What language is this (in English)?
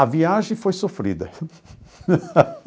Portuguese